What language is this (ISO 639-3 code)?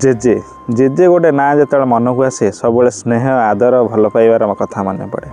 hin